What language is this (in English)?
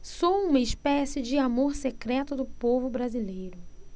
Portuguese